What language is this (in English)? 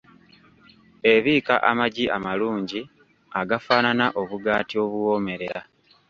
Ganda